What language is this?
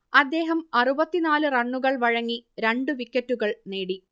Malayalam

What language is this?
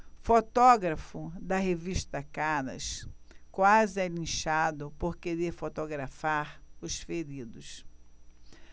Portuguese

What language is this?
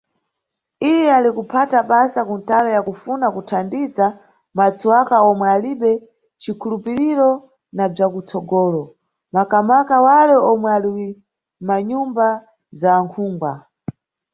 Nyungwe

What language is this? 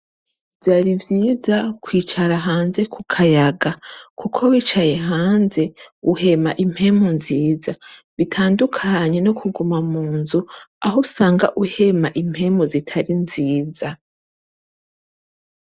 Rundi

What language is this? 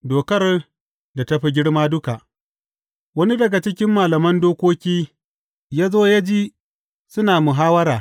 Hausa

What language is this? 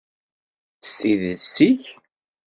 Kabyle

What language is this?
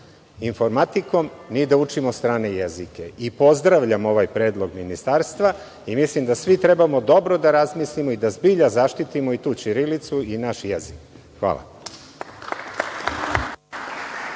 Serbian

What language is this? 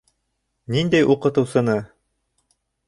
Bashkir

